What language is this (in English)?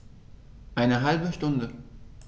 German